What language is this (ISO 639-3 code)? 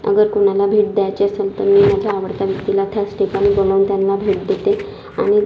mar